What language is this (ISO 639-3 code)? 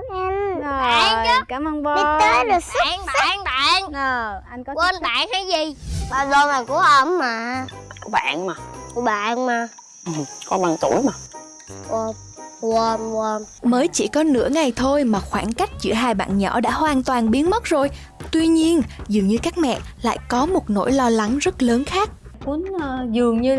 vie